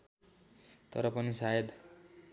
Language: Nepali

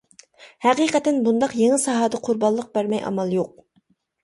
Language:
Uyghur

